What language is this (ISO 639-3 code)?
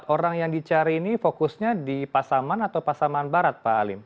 ind